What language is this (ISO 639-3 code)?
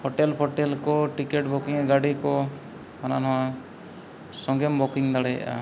sat